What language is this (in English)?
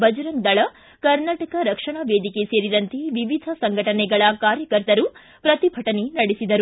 Kannada